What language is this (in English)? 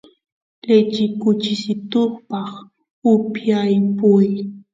Santiago del Estero Quichua